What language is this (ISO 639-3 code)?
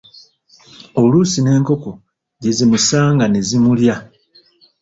lug